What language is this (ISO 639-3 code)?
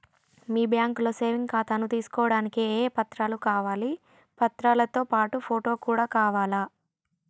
tel